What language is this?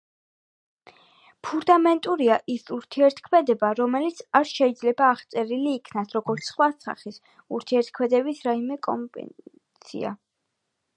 Georgian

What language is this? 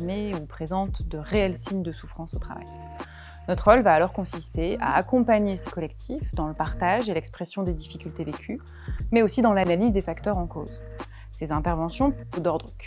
French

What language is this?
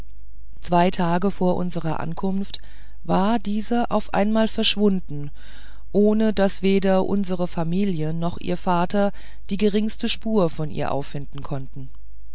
German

